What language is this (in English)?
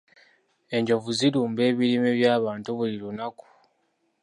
Ganda